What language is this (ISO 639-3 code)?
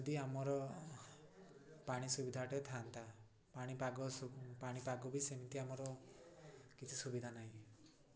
ori